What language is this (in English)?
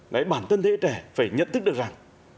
Vietnamese